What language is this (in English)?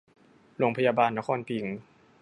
Thai